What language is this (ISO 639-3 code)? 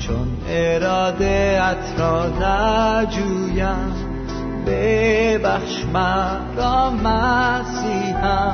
fas